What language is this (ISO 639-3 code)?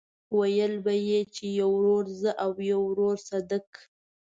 pus